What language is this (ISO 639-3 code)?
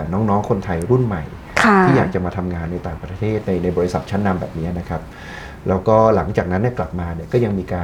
tha